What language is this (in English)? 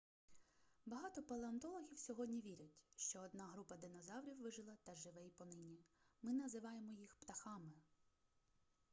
Ukrainian